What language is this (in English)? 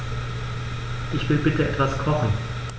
German